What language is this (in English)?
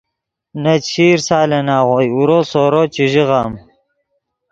Yidgha